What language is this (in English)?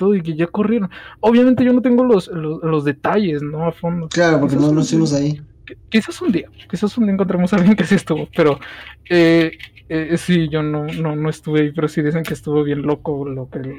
Spanish